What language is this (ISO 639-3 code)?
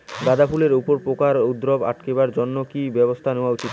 ben